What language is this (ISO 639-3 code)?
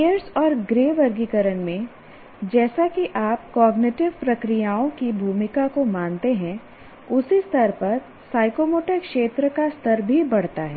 hin